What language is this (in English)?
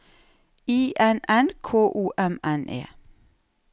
Norwegian